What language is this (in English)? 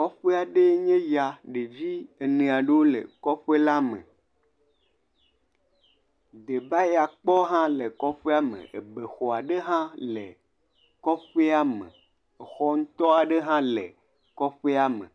Ewe